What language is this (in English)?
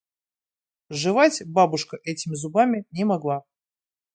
Russian